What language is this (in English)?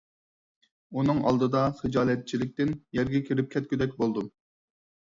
Uyghur